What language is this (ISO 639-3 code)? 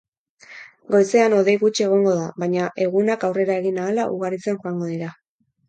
eus